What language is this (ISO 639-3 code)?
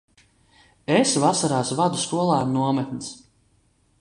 lav